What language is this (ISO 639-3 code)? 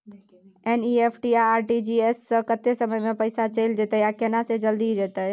mai